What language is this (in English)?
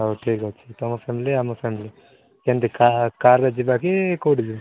Odia